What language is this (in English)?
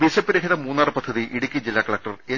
Malayalam